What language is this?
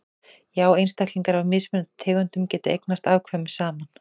Icelandic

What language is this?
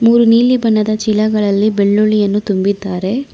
Kannada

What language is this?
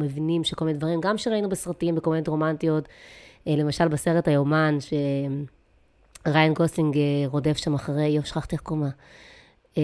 Hebrew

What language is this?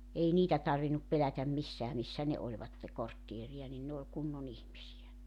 Finnish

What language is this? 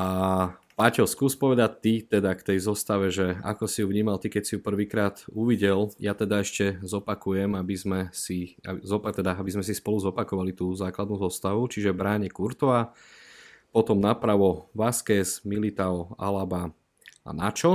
Slovak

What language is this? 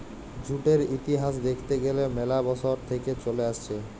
Bangla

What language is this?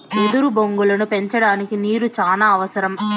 Telugu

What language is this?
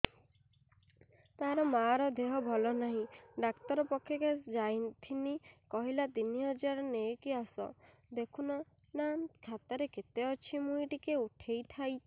Odia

